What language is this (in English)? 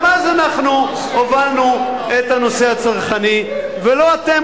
Hebrew